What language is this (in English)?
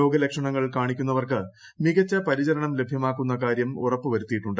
Malayalam